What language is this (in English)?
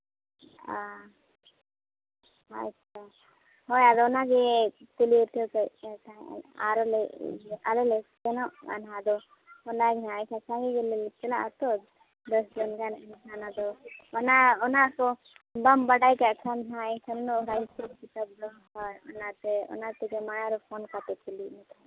Santali